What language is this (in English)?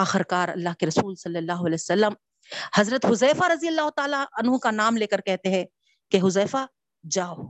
Urdu